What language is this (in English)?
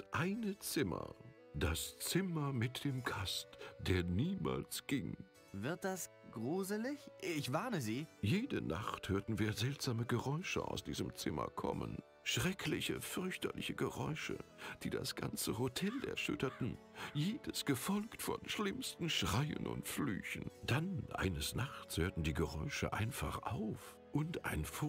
German